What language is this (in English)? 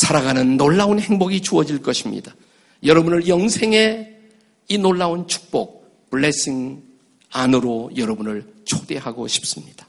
Korean